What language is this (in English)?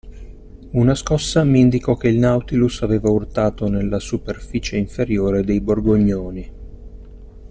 Italian